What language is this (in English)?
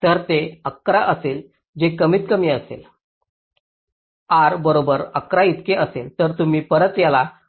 Marathi